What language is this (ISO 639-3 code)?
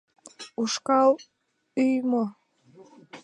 chm